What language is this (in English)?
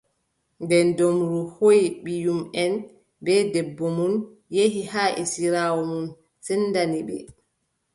Adamawa Fulfulde